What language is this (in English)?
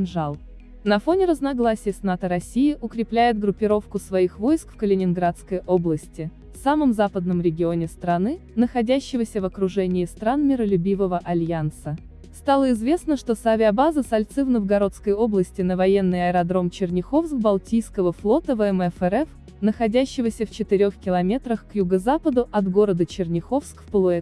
Russian